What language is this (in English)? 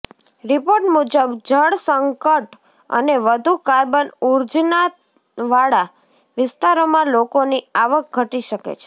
Gujarati